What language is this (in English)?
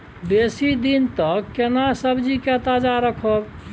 Maithili